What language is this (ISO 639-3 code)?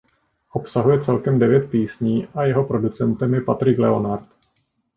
ces